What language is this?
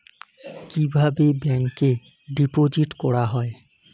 Bangla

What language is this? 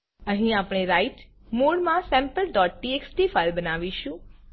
Gujarati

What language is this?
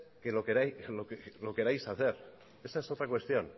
Spanish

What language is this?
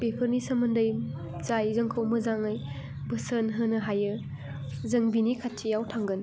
Bodo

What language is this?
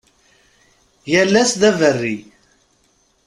Kabyle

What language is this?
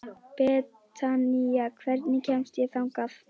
Icelandic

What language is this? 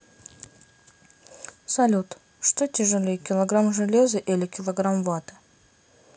Russian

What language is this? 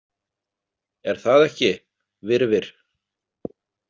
Icelandic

